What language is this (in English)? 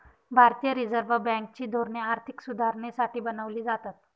Marathi